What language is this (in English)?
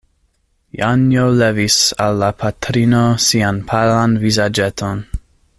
Esperanto